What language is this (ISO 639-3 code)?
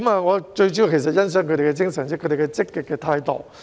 yue